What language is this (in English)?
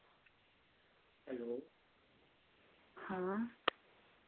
Dogri